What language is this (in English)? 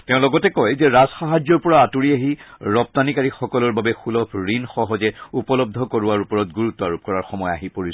Assamese